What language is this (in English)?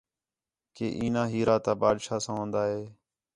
Khetrani